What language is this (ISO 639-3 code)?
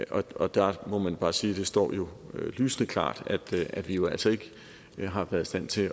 dan